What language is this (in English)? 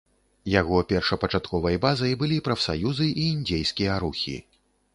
Belarusian